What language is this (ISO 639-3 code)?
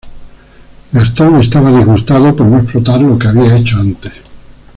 spa